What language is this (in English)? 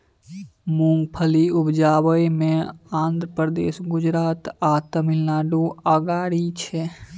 Maithili